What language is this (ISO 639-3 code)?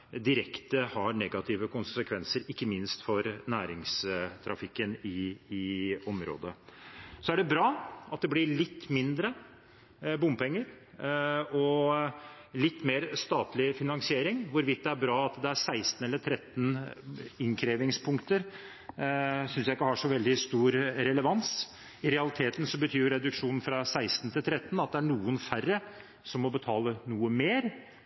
nob